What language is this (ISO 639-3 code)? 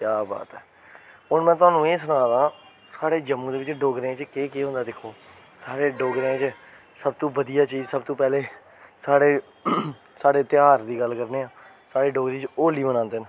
doi